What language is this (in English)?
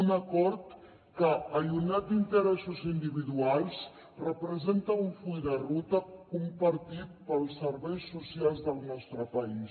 Catalan